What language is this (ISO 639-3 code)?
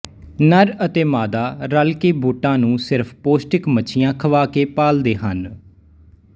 pan